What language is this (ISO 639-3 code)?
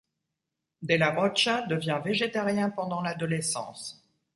fra